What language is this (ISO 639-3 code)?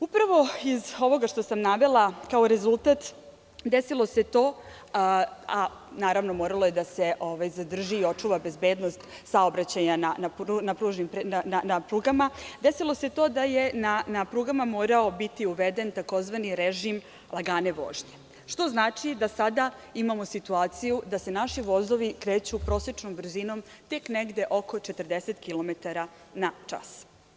srp